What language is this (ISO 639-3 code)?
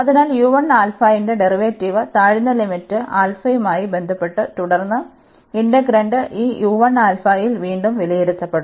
mal